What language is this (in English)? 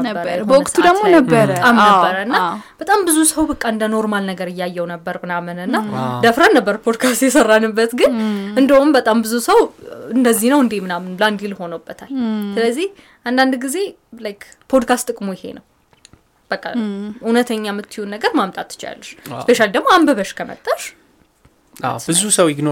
Amharic